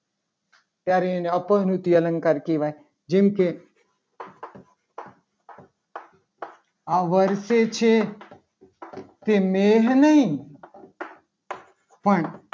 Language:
Gujarati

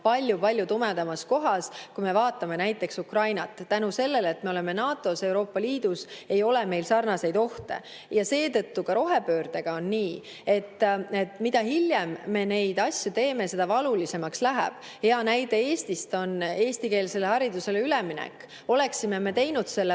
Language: Estonian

